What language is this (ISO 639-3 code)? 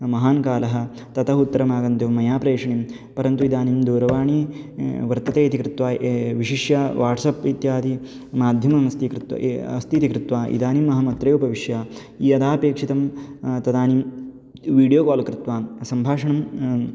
san